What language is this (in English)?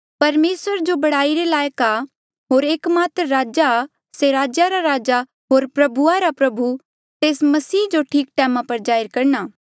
Mandeali